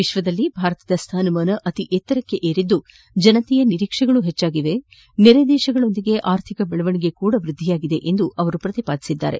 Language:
Kannada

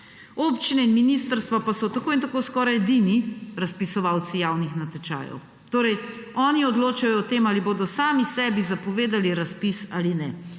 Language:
Slovenian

